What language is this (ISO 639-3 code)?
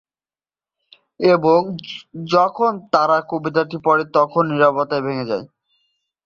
ben